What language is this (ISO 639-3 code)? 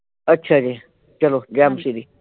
pan